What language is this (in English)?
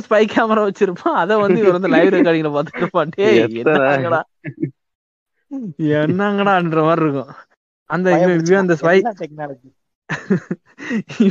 Tamil